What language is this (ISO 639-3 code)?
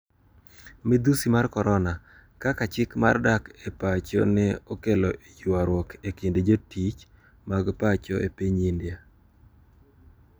luo